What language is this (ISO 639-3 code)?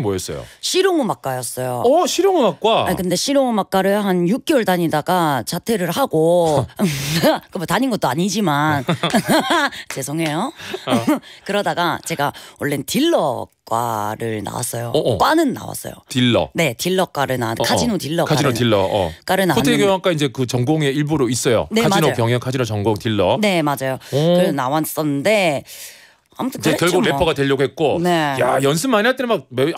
kor